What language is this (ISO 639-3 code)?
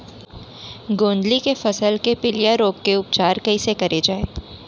hne